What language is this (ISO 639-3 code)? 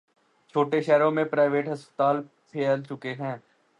urd